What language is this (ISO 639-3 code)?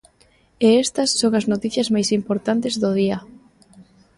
glg